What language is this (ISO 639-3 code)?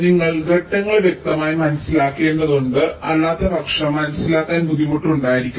mal